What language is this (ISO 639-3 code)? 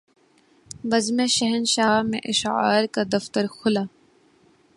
urd